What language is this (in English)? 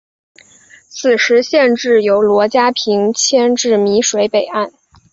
Chinese